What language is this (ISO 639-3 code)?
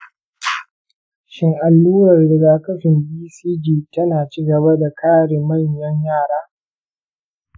hau